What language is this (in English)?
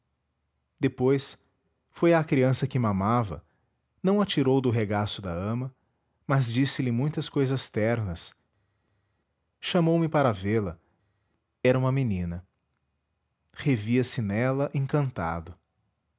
Portuguese